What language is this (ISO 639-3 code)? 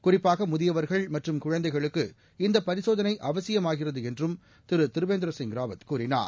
tam